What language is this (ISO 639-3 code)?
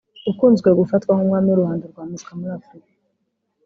kin